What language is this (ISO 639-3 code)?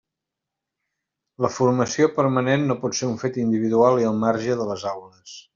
cat